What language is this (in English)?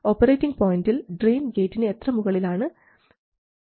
Malayalam